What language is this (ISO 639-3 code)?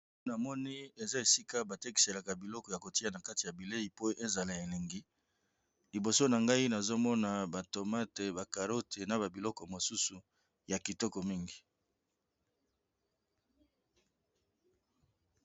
lin